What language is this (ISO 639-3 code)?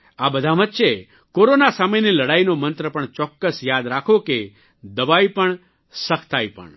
guj